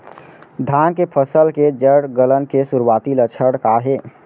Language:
Chhattisgarhi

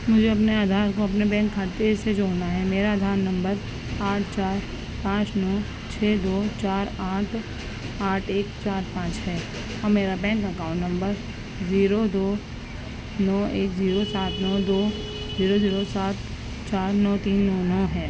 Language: Urdu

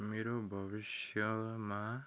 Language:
Nepali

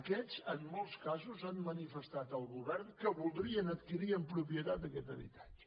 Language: Catalan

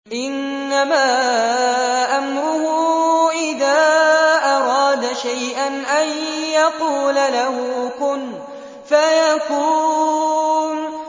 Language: Arabic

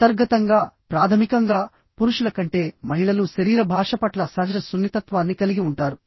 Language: Telugu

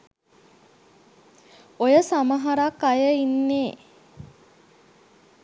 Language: Sinhala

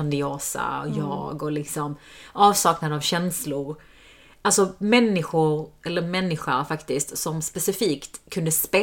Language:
Swedish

